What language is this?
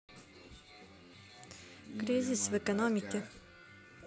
Russian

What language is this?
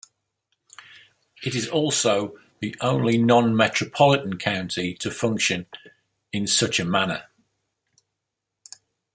English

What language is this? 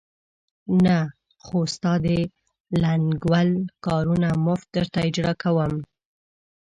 Pashto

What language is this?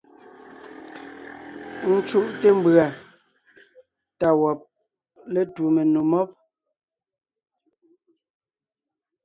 Ngiemboon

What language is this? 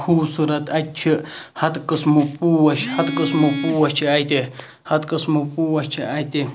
Kashmiri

